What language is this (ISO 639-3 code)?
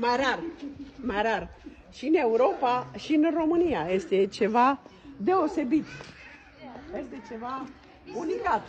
ron